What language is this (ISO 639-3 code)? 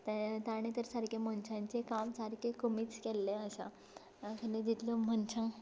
kok